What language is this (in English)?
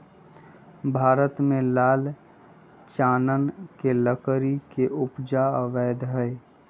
Magahi